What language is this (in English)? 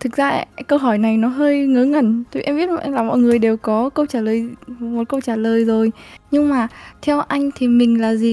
Vietnamese